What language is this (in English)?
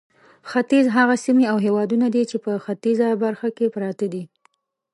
Pashto